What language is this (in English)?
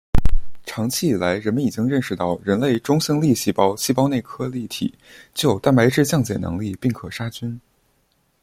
Chinese